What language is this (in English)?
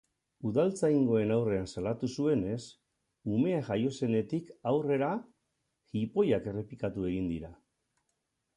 Basque